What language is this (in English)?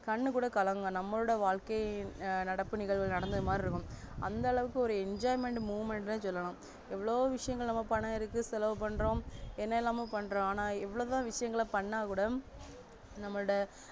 Tamil